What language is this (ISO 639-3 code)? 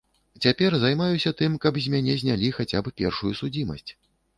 bel